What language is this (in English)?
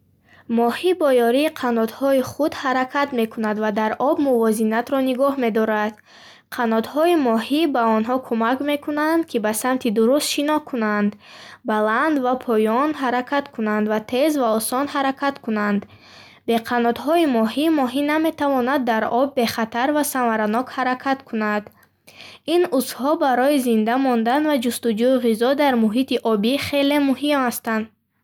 Bukharic